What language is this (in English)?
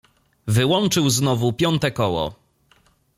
Polish